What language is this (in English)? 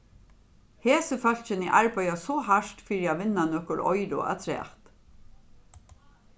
Faroese